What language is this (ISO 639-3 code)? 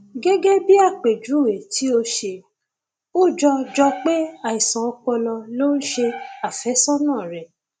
yor